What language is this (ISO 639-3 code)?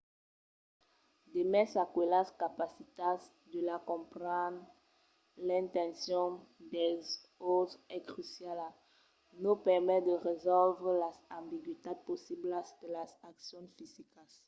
oci